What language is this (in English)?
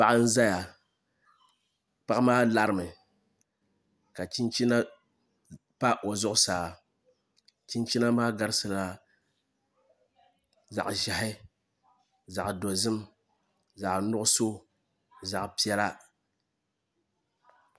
Dagbani